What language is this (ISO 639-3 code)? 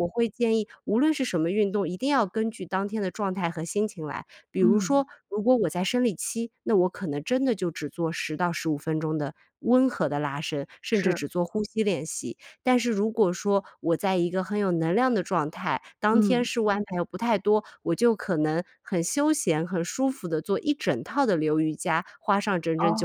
zho